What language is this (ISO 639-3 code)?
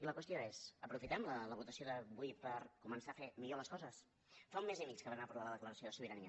cat